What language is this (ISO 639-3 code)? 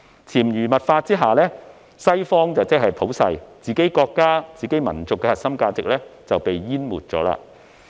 yue